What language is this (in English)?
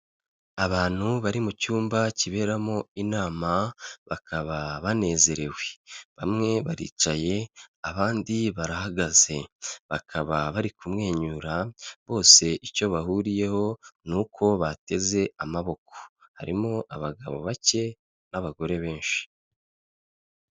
Kinyarwanda